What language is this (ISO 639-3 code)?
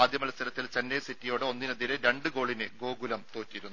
mal